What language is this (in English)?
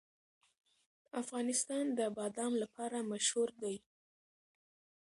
Pashto